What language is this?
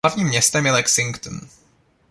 Czech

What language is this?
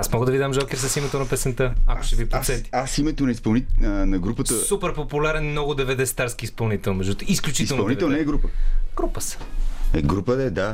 Bulgarian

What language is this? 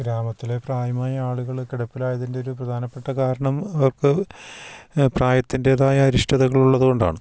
Malayalam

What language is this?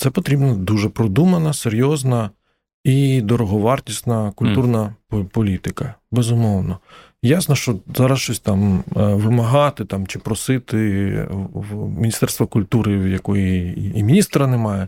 Ukrainian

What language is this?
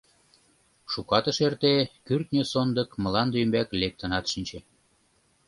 Mari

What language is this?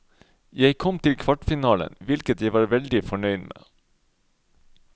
Norwegian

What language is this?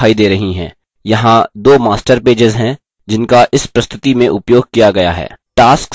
Hindi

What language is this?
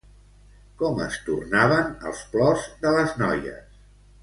Catalan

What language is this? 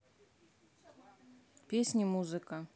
Russian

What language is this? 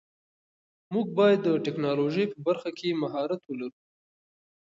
Pashto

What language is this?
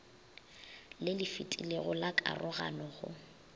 Northern Sotho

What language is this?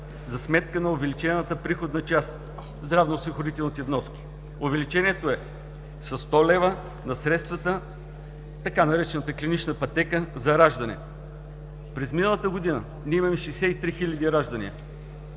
Bulgarian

